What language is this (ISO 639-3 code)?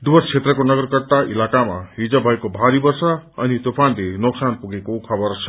nep